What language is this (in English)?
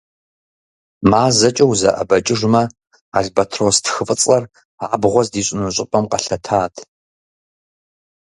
Kabardian